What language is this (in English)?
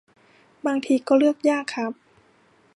Thai